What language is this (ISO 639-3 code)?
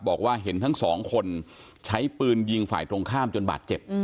tha